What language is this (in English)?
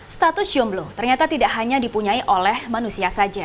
Indonesian